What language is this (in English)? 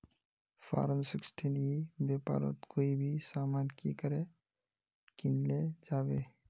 Magahi